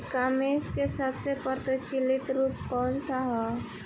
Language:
Bhojpuri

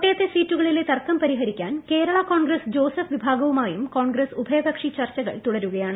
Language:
Malayalam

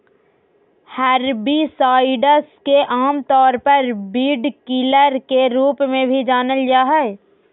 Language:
Magahi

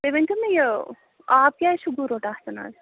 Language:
Kashmiri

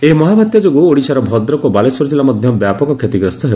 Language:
Odia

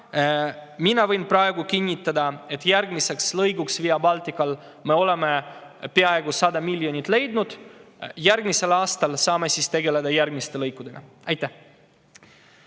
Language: Estonian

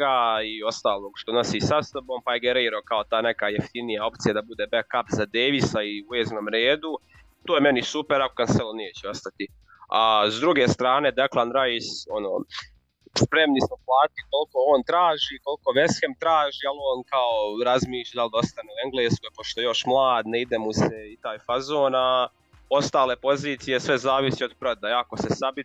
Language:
Croatian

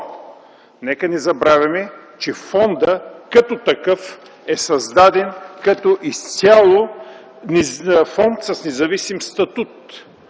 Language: Bulgarian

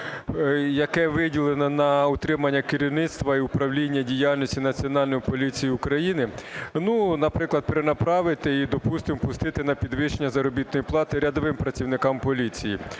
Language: Ukrainian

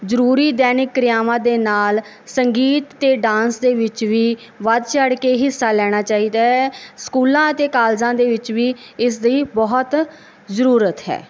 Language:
Punjabi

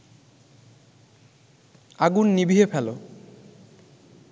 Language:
Bangla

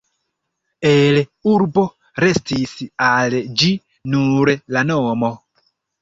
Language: Esperanto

